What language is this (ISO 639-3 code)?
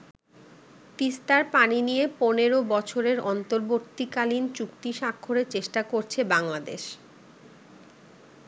ben